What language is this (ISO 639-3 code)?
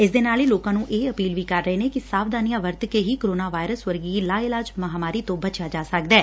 pan